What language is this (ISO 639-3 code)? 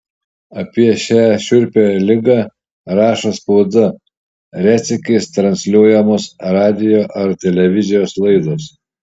lit